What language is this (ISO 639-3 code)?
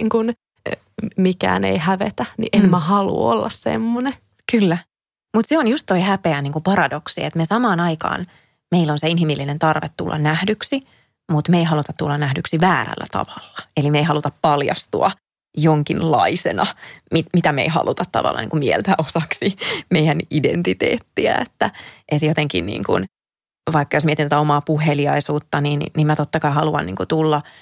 fin